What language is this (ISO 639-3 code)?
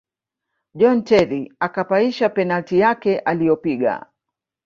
swa